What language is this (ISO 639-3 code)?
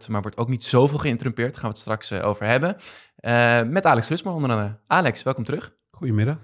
nld